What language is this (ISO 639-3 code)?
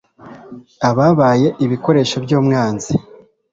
kin